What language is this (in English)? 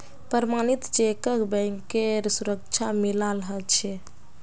Magahi